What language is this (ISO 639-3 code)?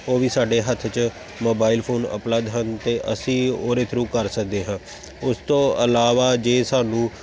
pan